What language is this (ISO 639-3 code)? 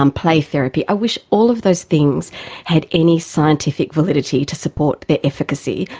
eng